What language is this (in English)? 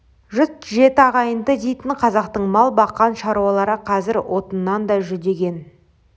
Kazakh